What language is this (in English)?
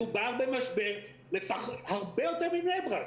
Hebrew